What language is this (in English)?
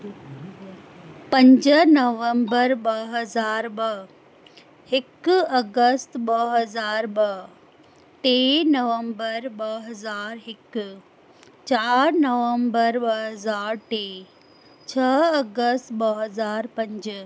Sindhi